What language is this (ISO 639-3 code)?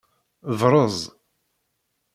kab